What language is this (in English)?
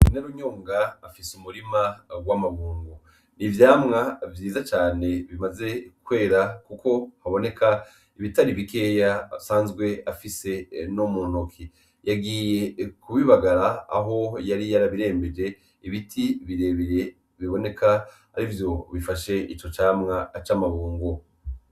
Rundi